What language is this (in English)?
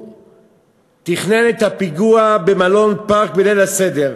Hebrew